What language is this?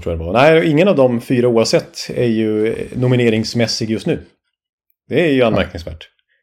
Swedish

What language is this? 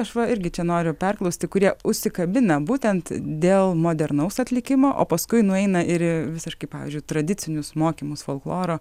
Lithuanian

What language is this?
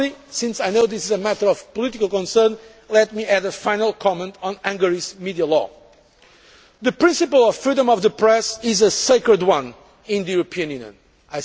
English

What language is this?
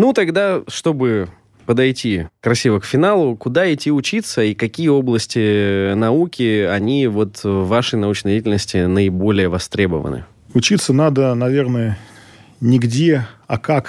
Russian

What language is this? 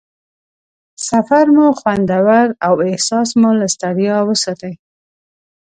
Pashto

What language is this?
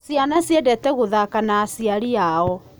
Kikuyu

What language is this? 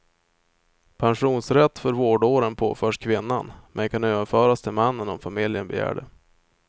Swedish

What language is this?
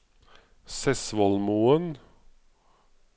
Norwegian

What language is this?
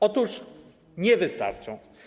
Polish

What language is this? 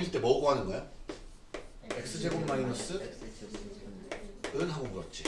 Korean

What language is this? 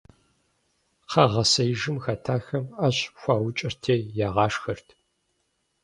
Kabardian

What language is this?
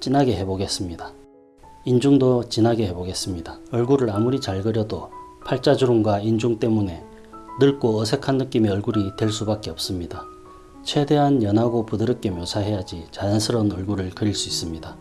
Korean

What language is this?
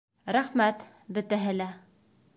Bashkir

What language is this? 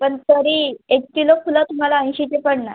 Marathi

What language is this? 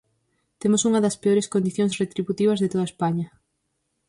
Galician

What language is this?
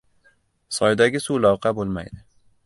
Uzbek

